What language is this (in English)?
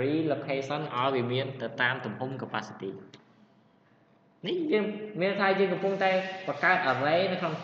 Vietnamese